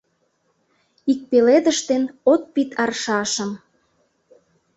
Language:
Mari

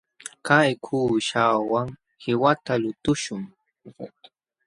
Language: Jauja Wanca Quechua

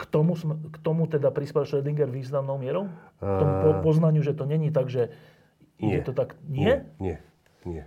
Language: Slovak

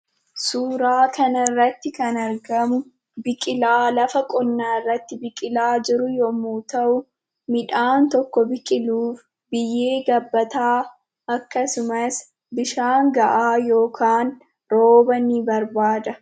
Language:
Oromo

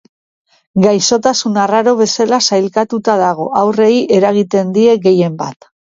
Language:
Basque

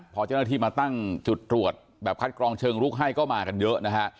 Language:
Thai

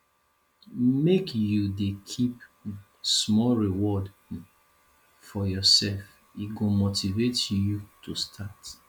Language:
Nigerian Pidgin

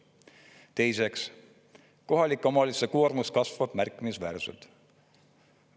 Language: Estonian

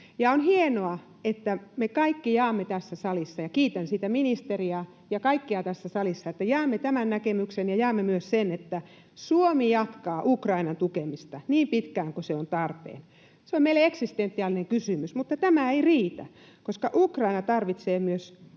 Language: Finnish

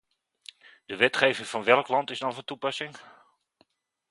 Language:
Dutch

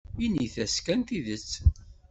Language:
Kabyle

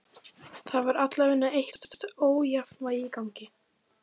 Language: Icelandic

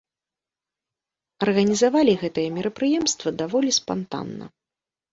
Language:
Belarusian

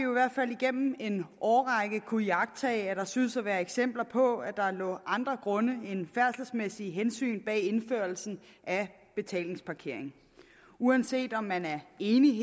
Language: Danish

